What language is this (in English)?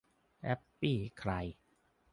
Thai